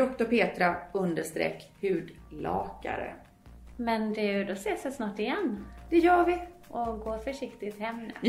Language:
Swedish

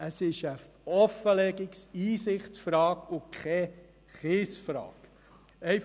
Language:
Swiss German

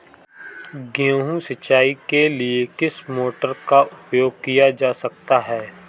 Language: Hindi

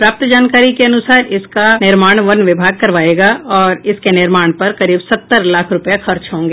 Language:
Hindi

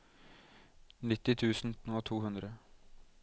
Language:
Norwegian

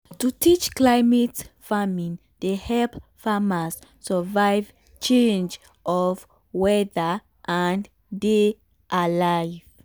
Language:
Nigerian Pidgin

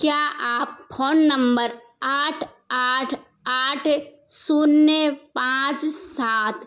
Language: Hindi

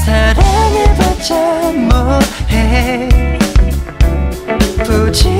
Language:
Vietnamese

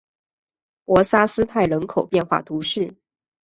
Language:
Chinese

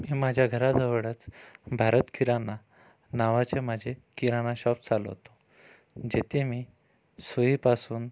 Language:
Marathi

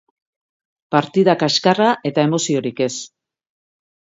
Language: Basque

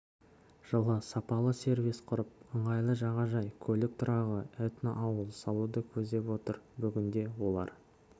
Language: Kazakh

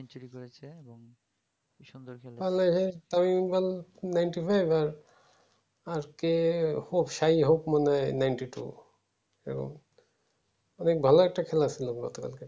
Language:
Bangla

